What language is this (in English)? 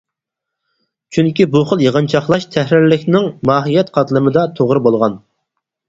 Uyghur